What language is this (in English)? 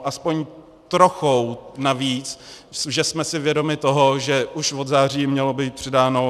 Czech